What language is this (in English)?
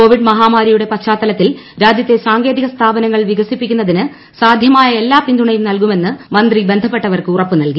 Malayalam